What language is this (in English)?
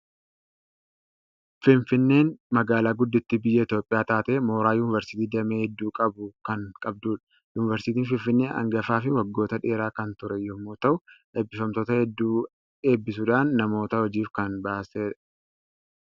Oromo